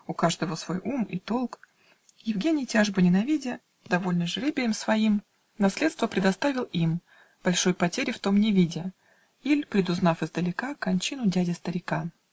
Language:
Russian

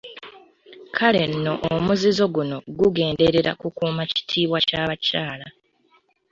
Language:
Ganda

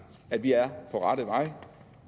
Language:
Danish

